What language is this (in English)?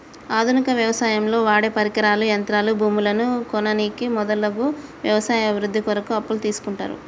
Telugu